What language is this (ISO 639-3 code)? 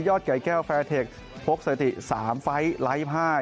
tha